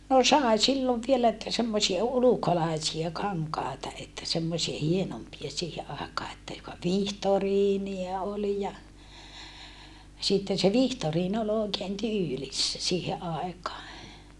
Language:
Finnish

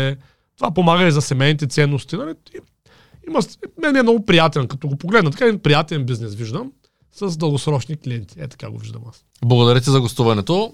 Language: Bulgarian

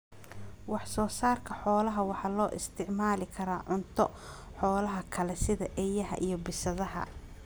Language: Somali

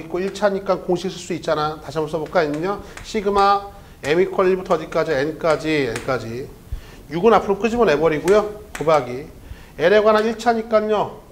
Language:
Korean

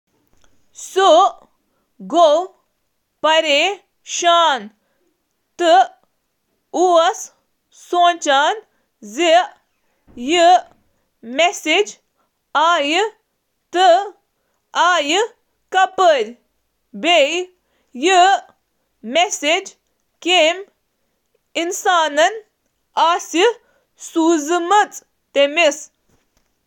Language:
Kashmiri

